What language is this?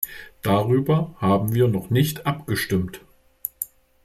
German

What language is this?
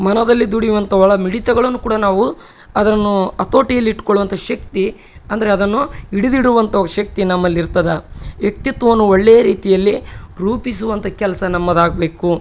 Kannada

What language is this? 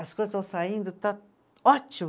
Portuguese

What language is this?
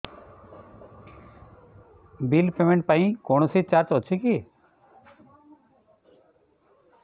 Odia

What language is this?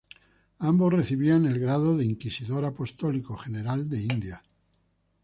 Spanish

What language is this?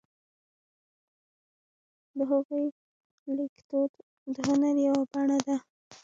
Pashto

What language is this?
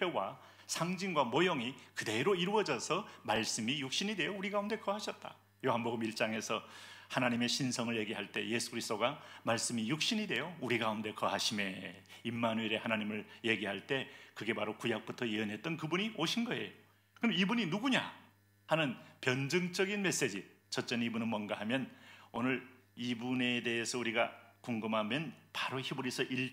Korean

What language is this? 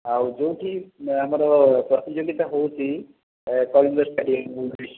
Odia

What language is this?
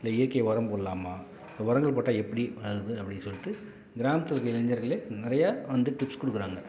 Tamil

